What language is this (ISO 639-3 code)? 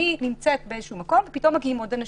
heb